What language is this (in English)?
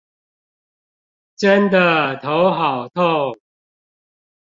Chinese